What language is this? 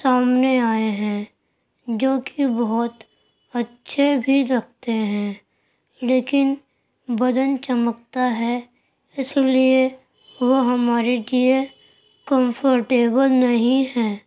Urdu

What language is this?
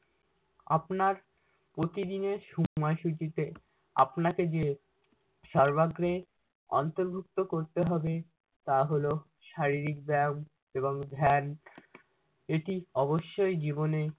Bangla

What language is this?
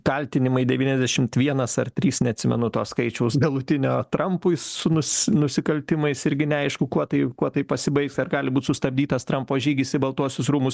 Lithuanian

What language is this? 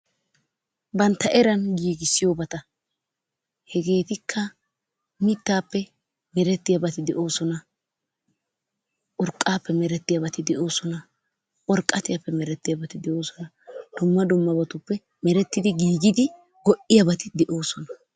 Wolaytta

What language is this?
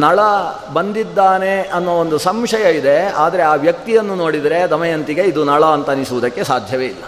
Kannada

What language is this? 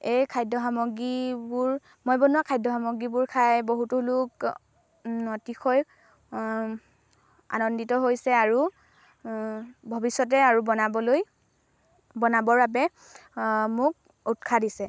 Assamese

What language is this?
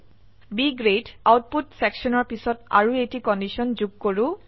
Assamese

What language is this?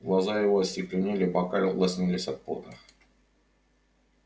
Russian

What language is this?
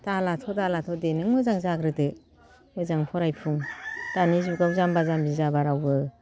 Bodo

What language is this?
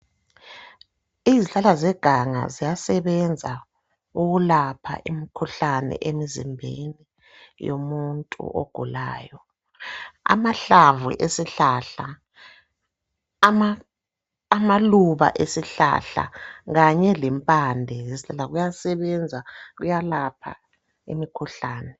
North Ndebele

